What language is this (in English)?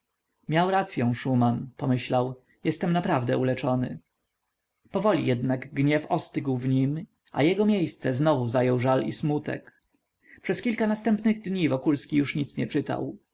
Polish